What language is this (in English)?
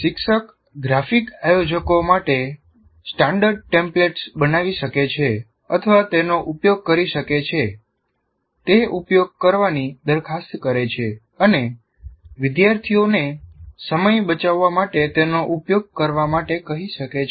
Gujarati